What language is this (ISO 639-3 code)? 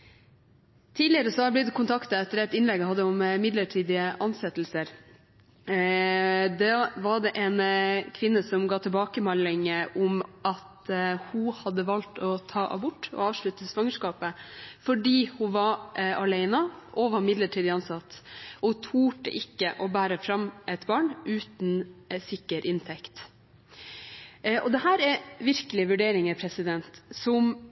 nob